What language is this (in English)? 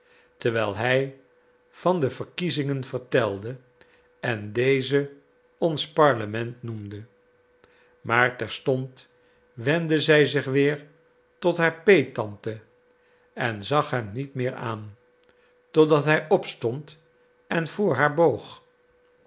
Dutch